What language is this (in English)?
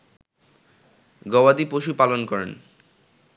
Bangla